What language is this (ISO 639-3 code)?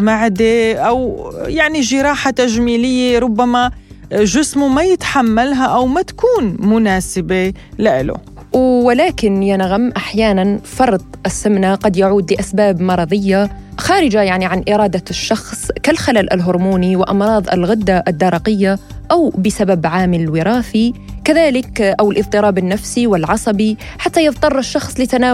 ara